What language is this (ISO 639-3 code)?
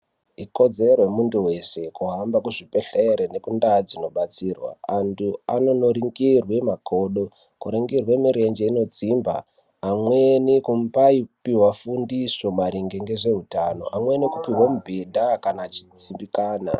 ndc